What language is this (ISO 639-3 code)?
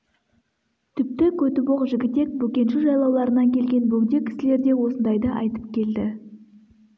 kaz